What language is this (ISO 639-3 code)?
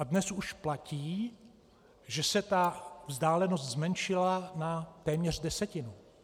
ces